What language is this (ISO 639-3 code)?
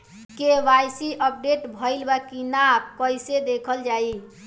bho